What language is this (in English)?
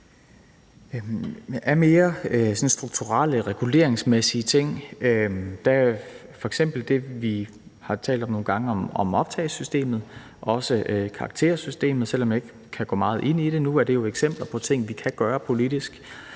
Danish